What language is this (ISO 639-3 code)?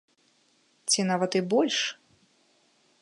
bel